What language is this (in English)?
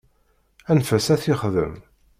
Kabyle